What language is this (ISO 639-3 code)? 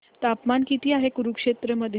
mar